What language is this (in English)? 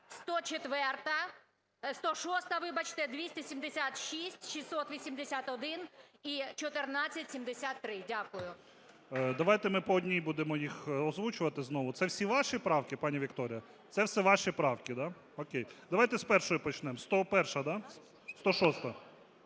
Ukrainian